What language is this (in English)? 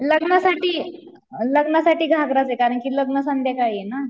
Marathi